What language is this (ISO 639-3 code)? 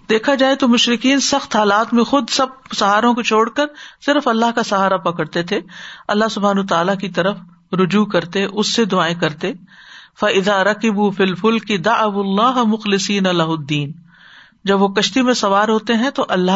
urd